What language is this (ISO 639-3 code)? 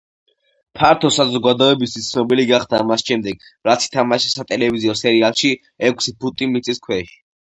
kat